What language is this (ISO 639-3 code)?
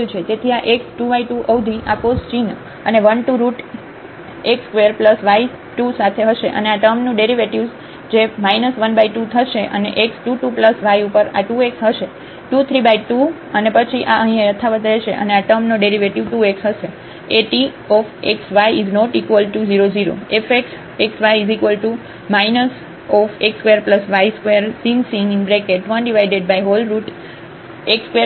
guj